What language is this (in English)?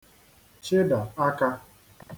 Igbo